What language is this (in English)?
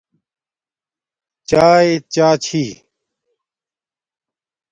Domaaki